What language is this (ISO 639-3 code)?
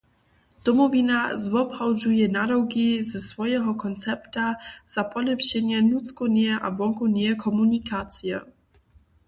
hsb